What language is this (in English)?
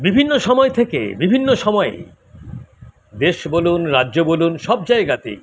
Bangla